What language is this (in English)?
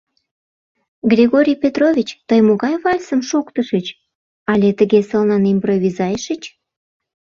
Mari